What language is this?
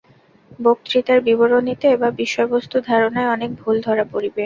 Bangla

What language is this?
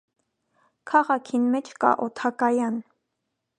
Armenian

